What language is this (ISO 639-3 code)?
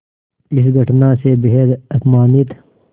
hin